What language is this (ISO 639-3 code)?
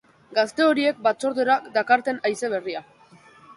eus